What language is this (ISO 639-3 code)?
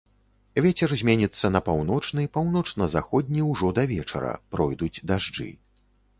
bel